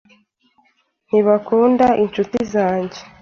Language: Kinyarwanda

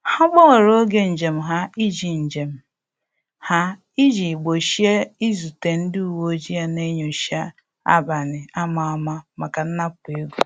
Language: Igbo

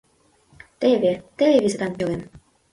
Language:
Mari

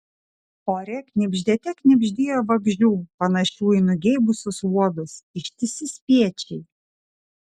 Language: Lithuanian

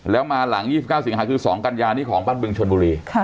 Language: Thai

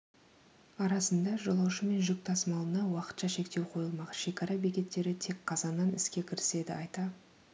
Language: Kazakh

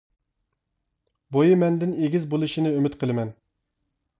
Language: Uyghur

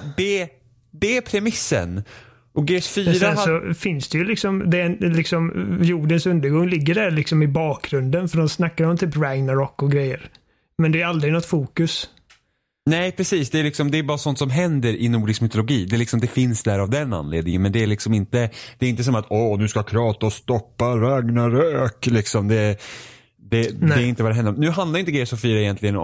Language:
Swedish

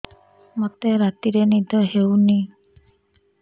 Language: Odia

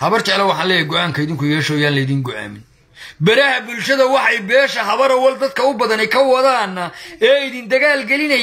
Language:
Arabic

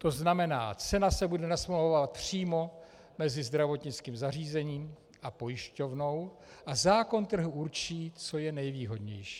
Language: Czech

